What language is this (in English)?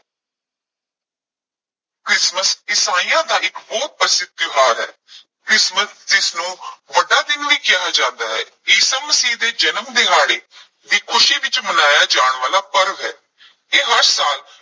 Punjabi